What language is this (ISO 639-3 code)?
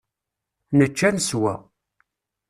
kab